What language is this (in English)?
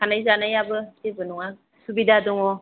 Bodo